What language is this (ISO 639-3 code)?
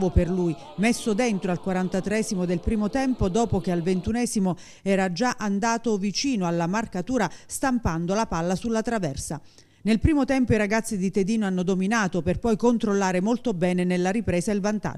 ita